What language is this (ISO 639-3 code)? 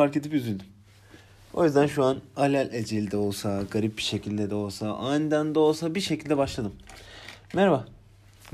tur